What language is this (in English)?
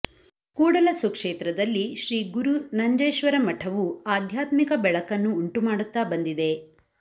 Kannada